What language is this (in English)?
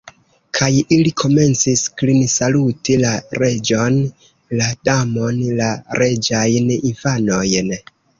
Esperanto